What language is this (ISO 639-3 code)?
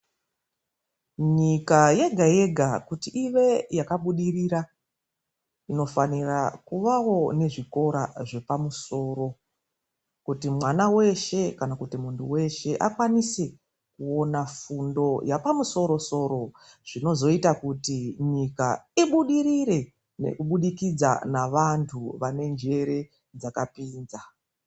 ndc